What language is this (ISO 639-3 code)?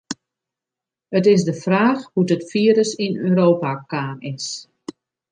fry